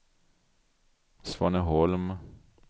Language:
Swedish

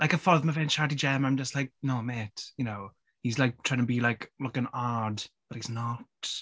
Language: Welsh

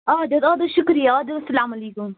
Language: Kashmiri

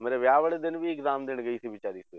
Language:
Punjabi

